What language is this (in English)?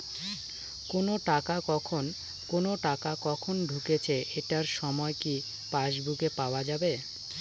Bangla